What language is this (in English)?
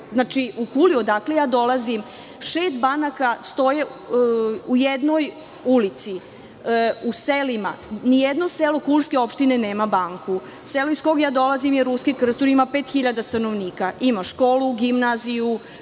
Serbian